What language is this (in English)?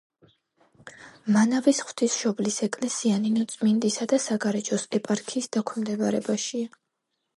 Georgian